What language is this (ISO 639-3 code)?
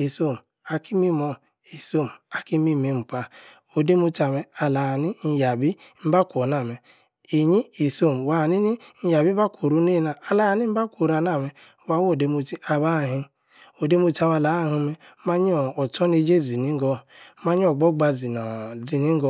ekr